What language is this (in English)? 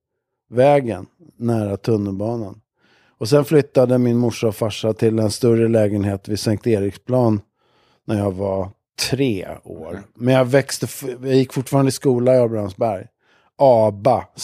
Swedish